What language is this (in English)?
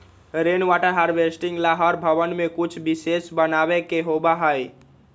Magahi